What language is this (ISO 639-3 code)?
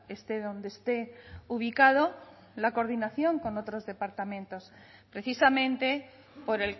spa